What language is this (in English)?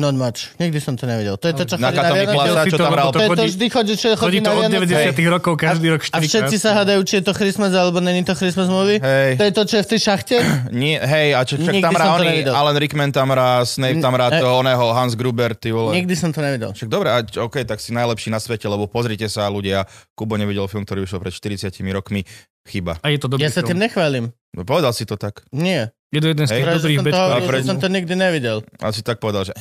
Slovak